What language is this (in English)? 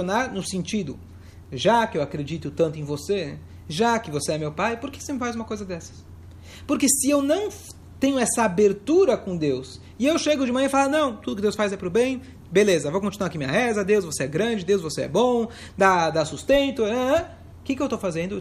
Portuguese